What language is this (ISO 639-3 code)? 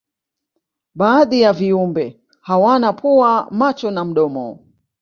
swa